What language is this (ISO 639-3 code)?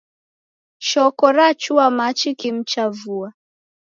dav